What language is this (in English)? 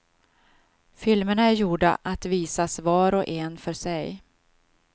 Swedish